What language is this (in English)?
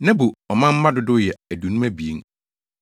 Akan